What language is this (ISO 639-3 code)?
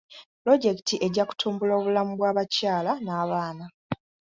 lug